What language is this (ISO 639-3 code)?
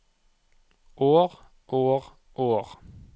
nor